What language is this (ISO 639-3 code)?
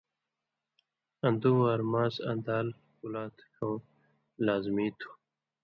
mvy